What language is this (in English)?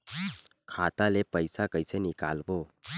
Chhattisgarhi